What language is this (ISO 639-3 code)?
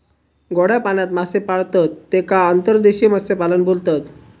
mar